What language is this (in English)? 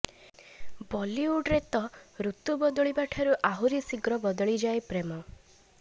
Odia